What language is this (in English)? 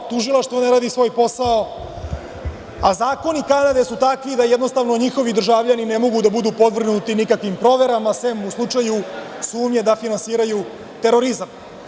Serbian